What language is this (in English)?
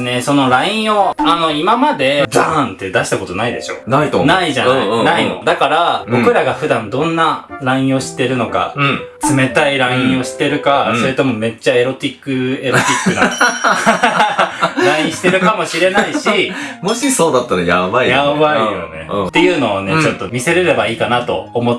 Japanese